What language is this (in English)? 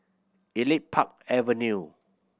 English